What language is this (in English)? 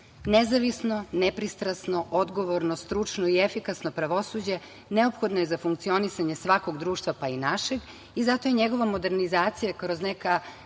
Serbian